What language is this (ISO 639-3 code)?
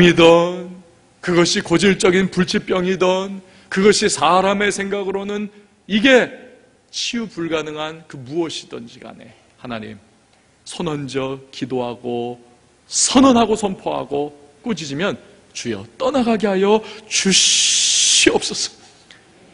kor